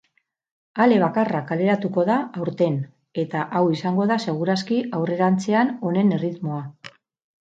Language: Basque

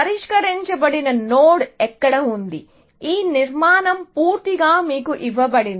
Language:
Telugu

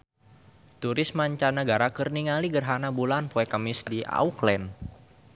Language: Sundanese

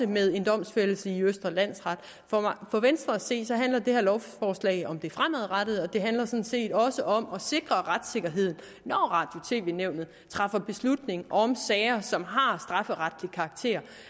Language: Danish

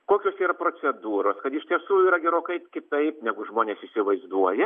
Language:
Lithuanian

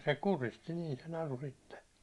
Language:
Finnish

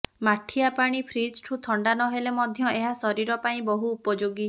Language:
Odia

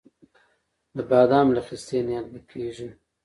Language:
Pashto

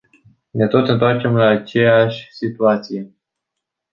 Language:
Romanian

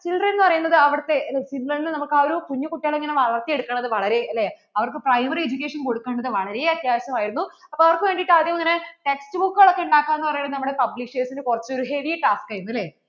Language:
Malayalam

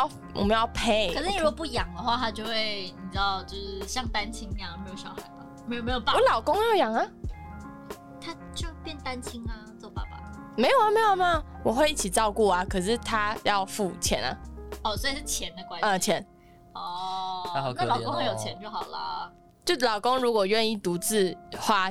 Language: Chinese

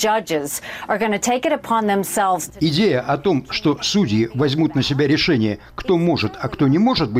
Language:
Russian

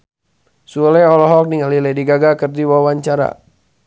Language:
Sundanese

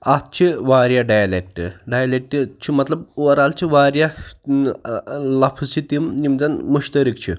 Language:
Kashmiri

